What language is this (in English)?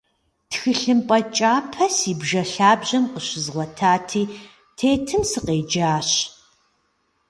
Kabardian